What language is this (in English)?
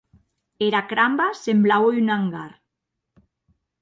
Occitan